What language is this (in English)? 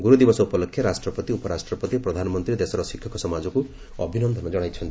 Odia